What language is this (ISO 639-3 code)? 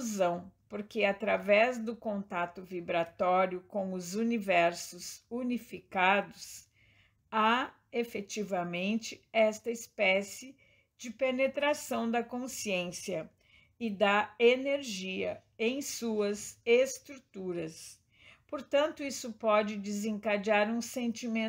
por